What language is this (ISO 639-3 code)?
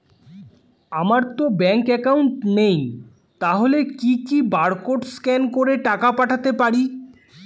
ben